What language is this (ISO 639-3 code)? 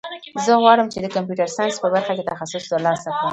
pus